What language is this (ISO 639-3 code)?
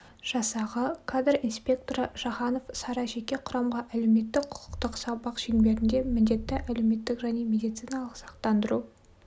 kaz